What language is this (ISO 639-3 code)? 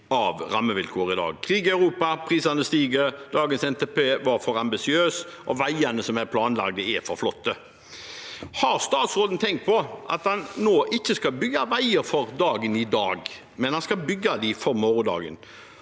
nor